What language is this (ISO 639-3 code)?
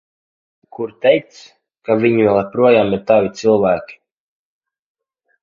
lav